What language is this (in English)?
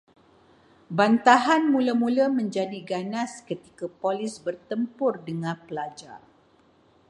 Malay